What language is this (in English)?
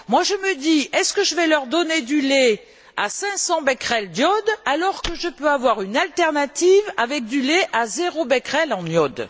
French